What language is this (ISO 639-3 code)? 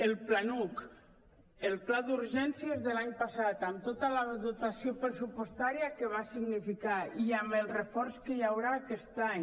cat